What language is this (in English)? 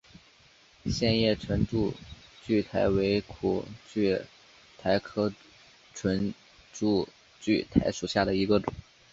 Chinese